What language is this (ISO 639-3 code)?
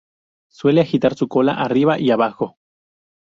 spa